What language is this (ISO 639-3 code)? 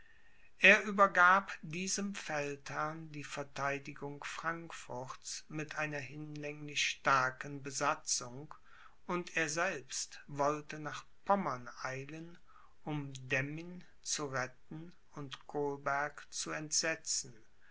deu